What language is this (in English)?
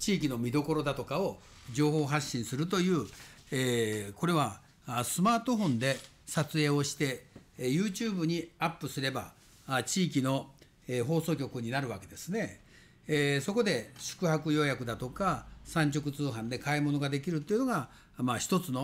Japanese